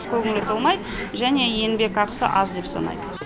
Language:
Kazakh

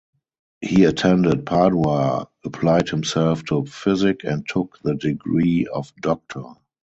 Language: English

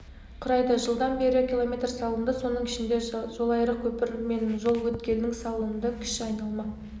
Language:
Kazakh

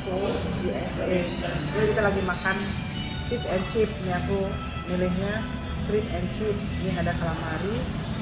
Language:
Indonesian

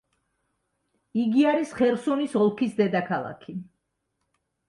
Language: Georgian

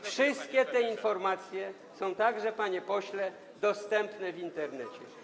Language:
Polish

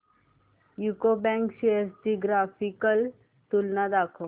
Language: Marathi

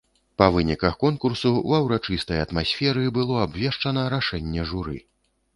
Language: Belarusian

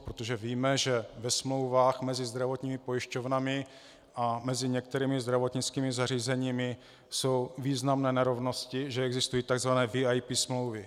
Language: Czech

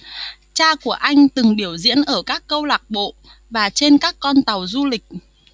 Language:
Vietnamese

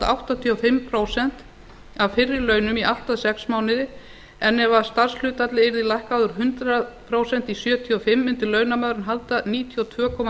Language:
Icelandic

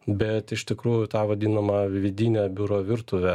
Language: Lithuanian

